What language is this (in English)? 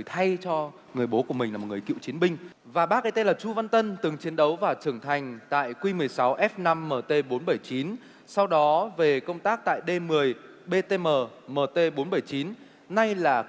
Vietnamese